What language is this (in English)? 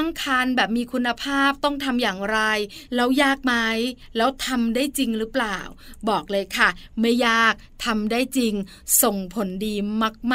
Thai